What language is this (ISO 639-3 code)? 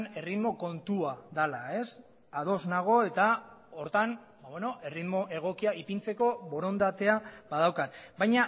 eus